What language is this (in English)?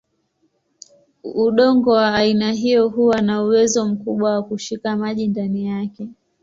Swahili